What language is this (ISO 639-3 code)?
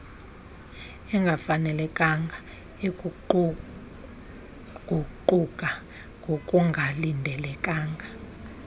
xho